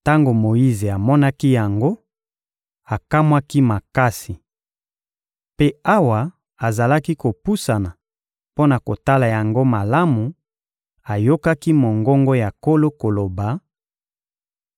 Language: Lingala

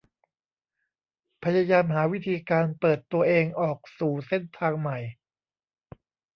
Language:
Thai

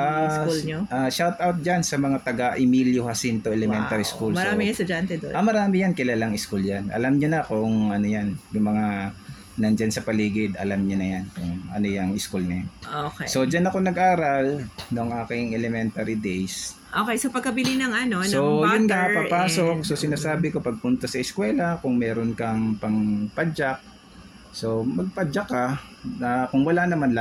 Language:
Filipino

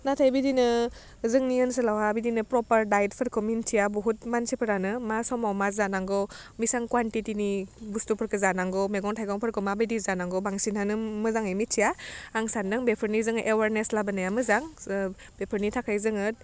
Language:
Bodo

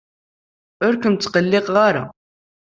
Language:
Kabyle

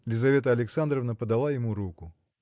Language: Russian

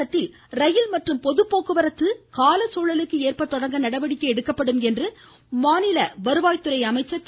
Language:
Tamil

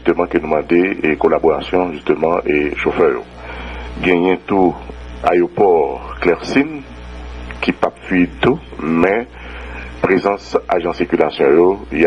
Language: French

